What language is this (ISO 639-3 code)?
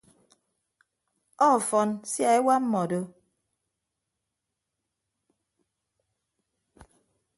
ibb